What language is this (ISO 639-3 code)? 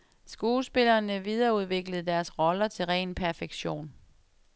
dan